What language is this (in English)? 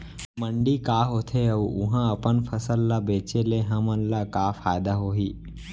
Chhattisgarhi